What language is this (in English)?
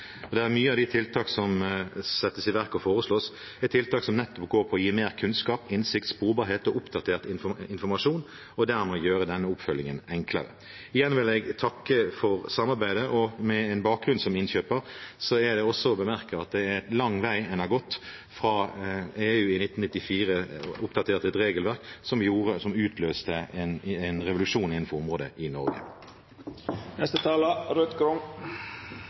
Norwegian Bokmål